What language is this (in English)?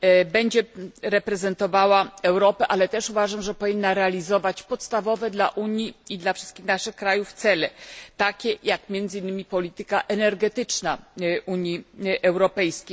Polish